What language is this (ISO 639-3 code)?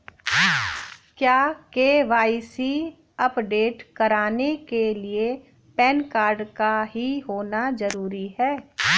hin